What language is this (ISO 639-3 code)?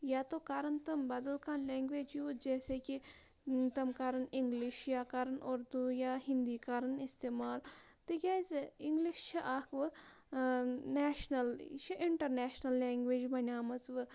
kas